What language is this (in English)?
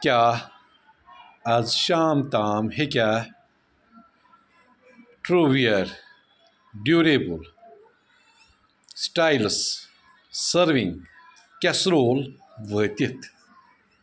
Kashmiri